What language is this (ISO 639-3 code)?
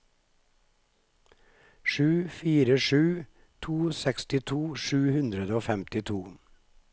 nor